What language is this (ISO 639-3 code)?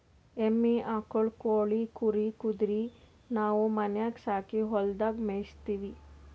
kan